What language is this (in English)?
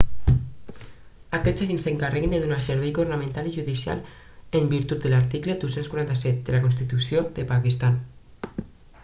Catalan